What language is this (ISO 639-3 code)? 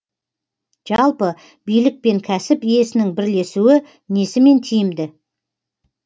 kaz